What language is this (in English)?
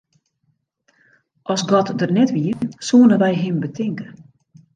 Western Frisian